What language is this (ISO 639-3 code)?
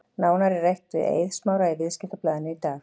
isl